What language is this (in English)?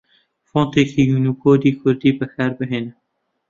Central Kurdish